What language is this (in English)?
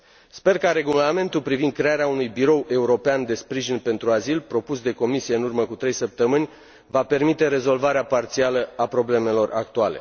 Romanian